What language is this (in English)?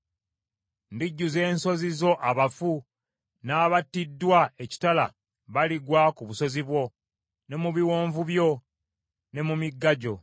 Ganda